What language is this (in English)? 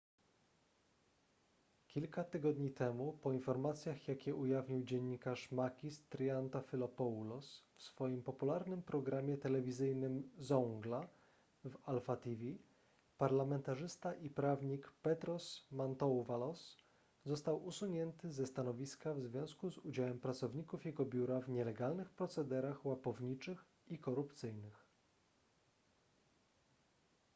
Polish